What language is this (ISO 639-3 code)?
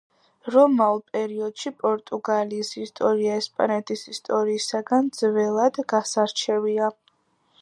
kat